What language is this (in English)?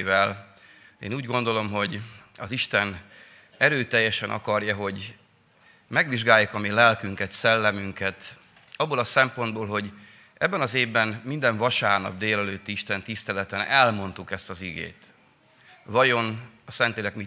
Hungarian